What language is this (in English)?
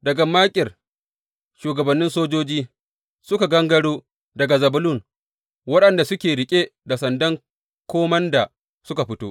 Hausa